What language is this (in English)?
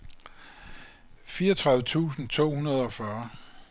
Danish